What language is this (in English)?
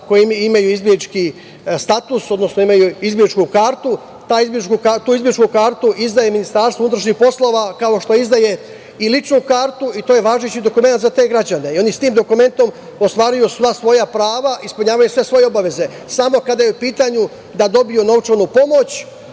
Serbian